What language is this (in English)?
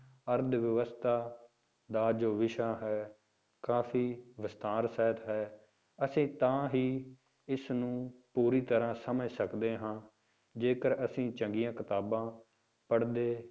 Punjabi